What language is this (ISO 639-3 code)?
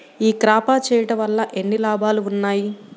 tel